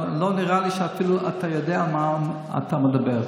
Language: Hebrew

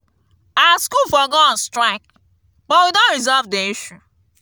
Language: Nigerian Pidgin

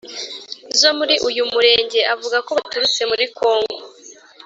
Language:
Kinyarwanda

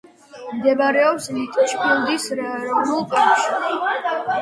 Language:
Georgian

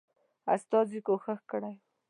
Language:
Pashto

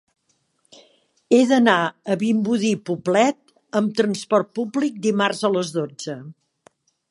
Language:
Catalan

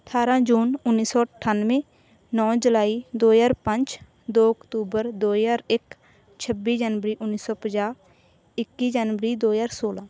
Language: Punjabi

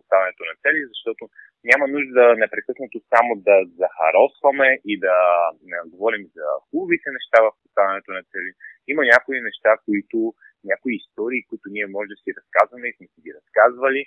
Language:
Bulgarian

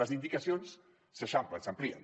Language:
Catalan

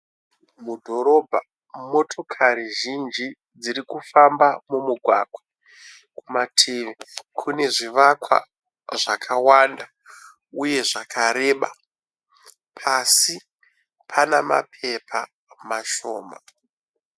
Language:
Shona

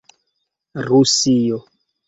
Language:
Esperanto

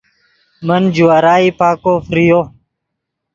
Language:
Yidgha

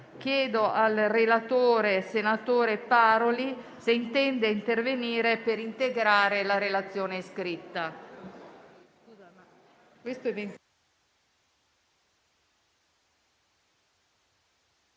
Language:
Italian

